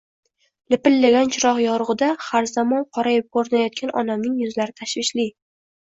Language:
Uzbek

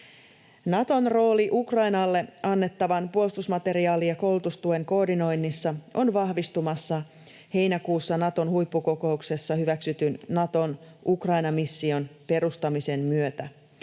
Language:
Finnish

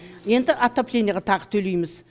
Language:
Kazakh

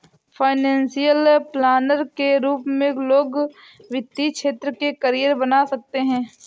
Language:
Hindi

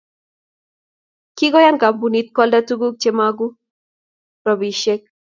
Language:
Kalenjin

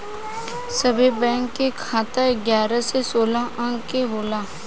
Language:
Bhojpuri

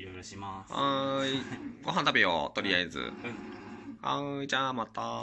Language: Japanese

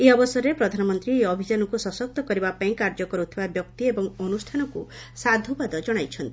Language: Odia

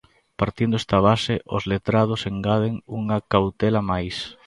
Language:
Galician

